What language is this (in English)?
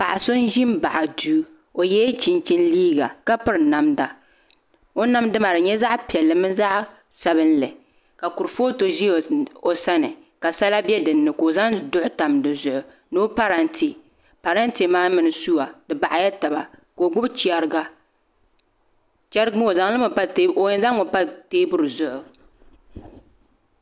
Dagbani